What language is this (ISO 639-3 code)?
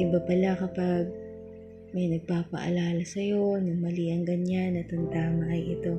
fil